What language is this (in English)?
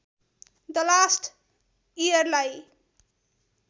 Nepali